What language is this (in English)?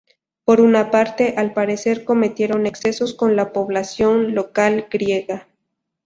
Spanish